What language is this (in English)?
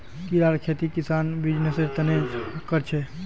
Magahi